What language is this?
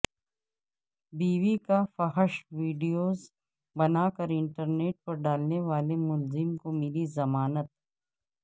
Urdu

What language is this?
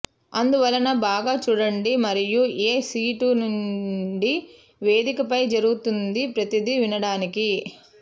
Telugu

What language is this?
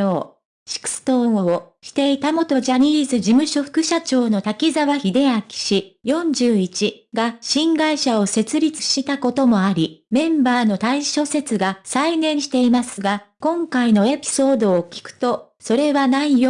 Japanese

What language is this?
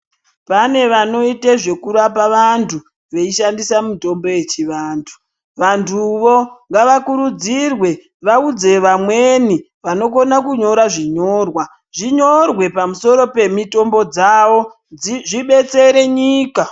Ndau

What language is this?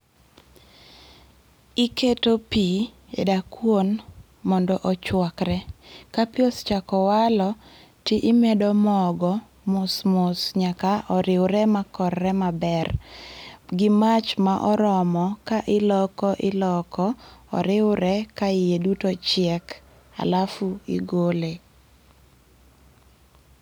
Luo (Kenya and Tanzania)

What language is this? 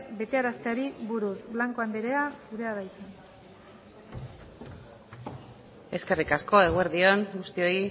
Basque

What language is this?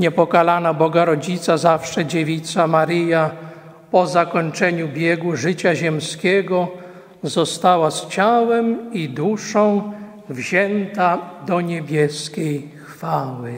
Polish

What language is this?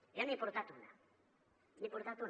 Catalan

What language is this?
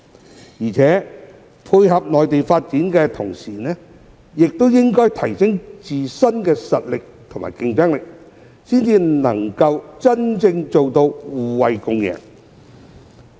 Cantonese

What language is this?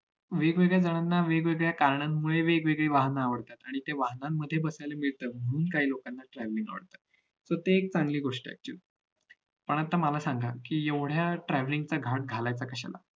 Marathi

